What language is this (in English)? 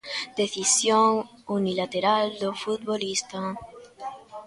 Galician